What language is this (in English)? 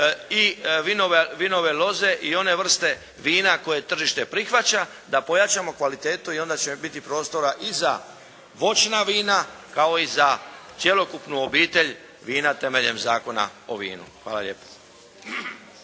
Croatian